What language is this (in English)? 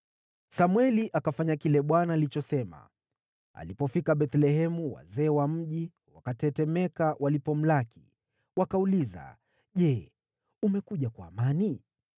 Swahili